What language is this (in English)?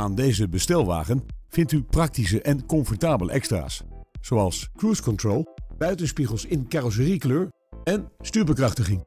Dutch